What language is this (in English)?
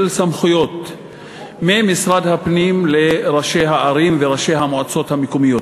Hebrew